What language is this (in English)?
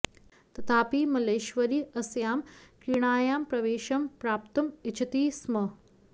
Sanskrit